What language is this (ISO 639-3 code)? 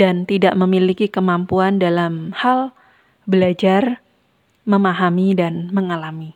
ind